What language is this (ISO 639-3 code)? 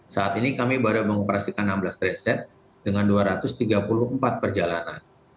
ind